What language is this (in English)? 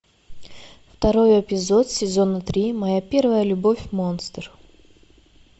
Russian